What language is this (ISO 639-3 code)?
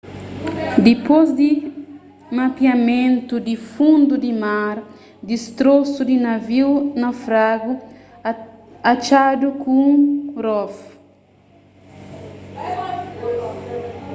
kea